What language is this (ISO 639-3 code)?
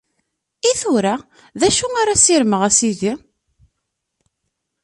kab